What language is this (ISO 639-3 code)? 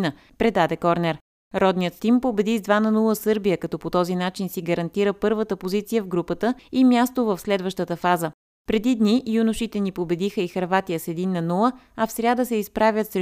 bul